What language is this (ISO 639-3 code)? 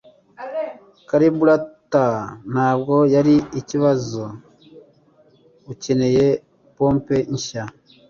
kin